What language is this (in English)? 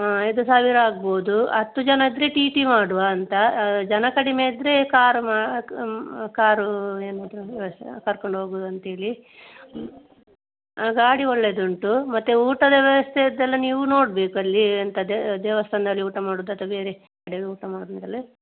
Kannada